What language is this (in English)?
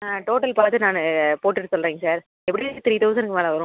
Tamil